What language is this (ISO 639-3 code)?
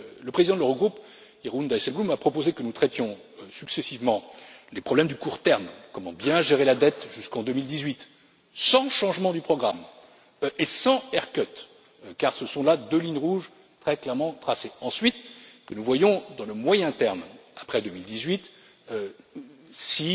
fra